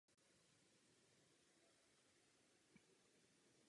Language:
Czech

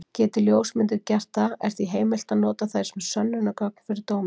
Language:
Icelandic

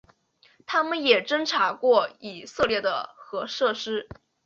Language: Chinese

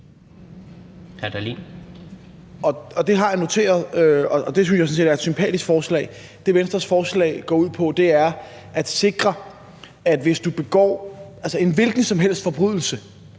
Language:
Danish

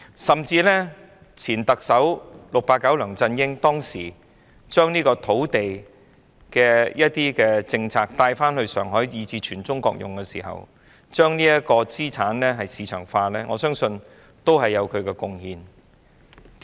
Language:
Cantonese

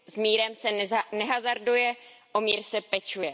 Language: Czech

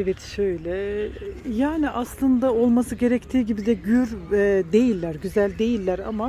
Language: Turkish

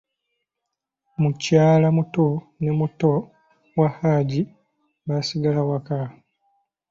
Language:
Ganda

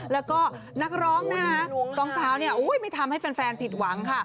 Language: Thai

